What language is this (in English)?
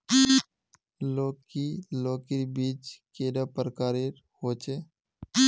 Magahi